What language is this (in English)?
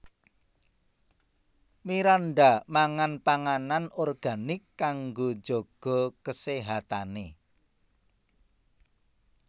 Javanese